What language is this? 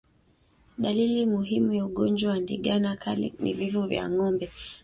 Swahili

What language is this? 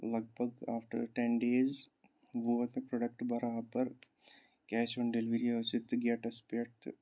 Kashmiri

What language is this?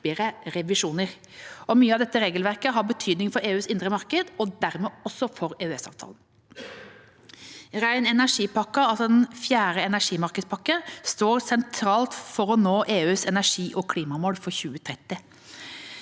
Norwegian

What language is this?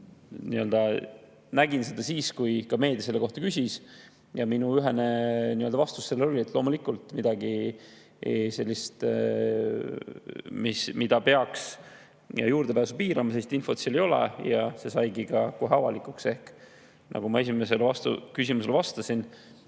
Estonian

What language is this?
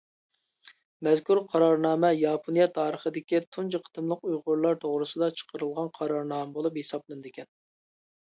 Uyghur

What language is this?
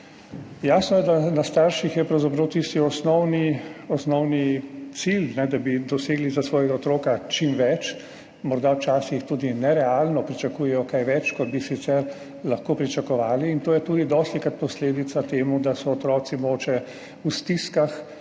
Slovenian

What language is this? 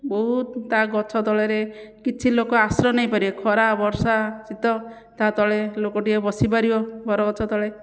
Odia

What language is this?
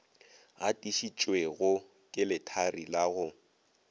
Northern Sotho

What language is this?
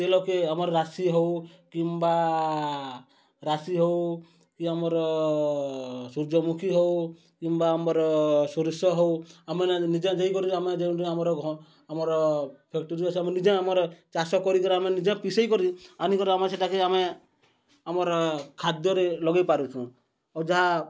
Odia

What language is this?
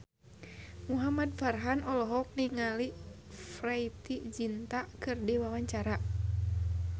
Sundanese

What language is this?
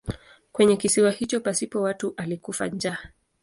Swahili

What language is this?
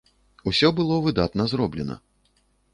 Belarusian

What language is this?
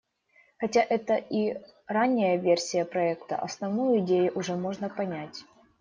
Russian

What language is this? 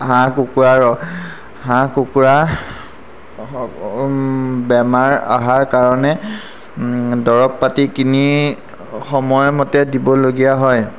Assamese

